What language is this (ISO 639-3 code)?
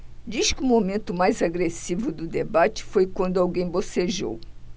por